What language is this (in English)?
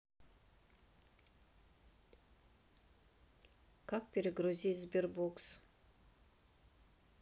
Russian